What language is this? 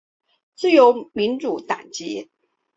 Chinese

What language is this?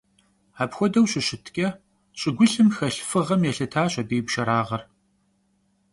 Kabardian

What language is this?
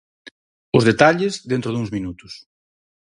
Galician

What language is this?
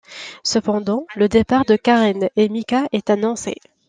French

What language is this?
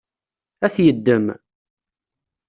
Kabyle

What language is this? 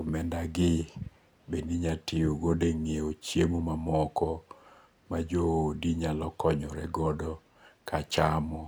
Luo (Kenya and Tanzania)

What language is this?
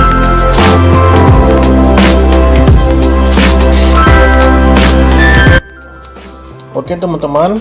Indonesian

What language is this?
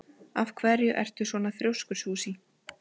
Icelandic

